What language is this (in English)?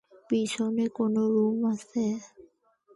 Bangla